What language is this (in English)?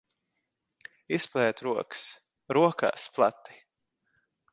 Latvian